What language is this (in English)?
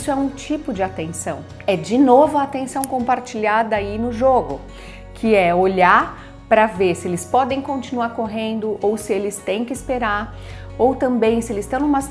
Portuguese